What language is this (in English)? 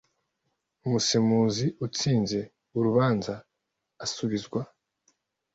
Kinyarwanda